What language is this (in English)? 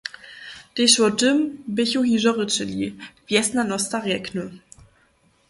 Upper Sorbian